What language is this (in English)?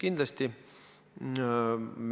Estonian